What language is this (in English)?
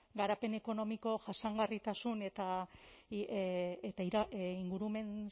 Basque